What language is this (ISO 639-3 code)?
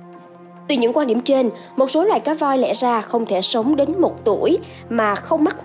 vie